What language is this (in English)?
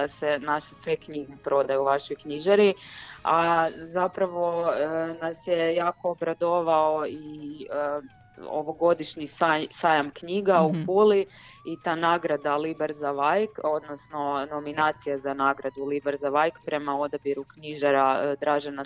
Croatian